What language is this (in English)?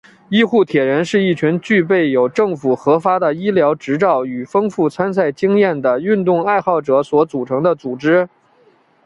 Chinese